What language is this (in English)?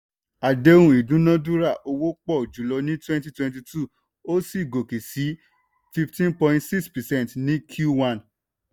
Yoruba